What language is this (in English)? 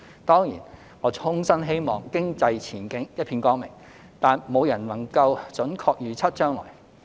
Cantonese